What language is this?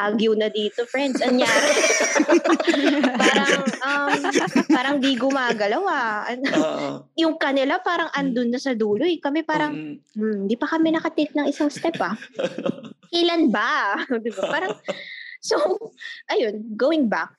Filipino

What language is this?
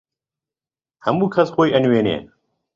Central Kurdish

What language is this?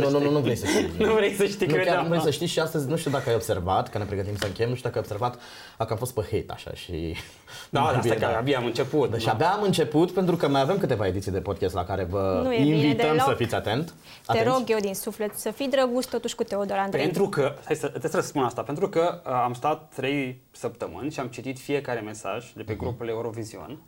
Romanian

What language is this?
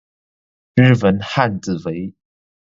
Chinese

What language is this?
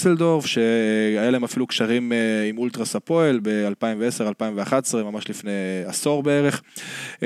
Hebrew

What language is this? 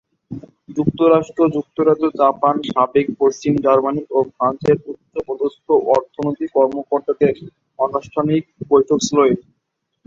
Bangla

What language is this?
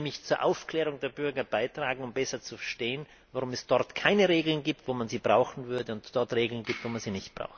German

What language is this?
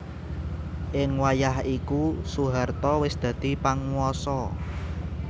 Javanese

